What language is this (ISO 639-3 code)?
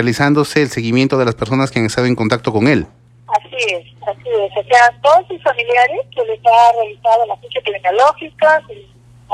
spa